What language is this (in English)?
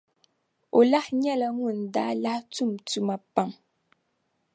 Dagbani